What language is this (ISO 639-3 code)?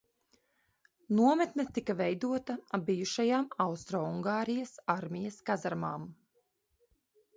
lav